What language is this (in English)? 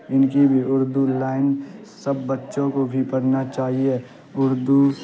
Urdu